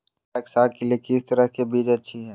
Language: Magahi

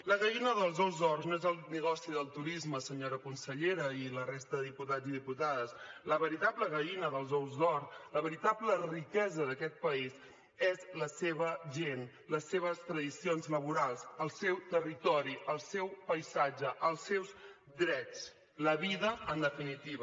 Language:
Catalan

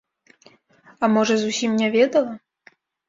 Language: Belarusian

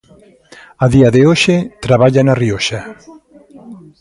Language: Galician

